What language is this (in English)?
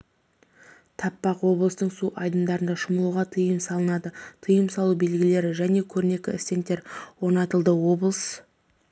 Kazakh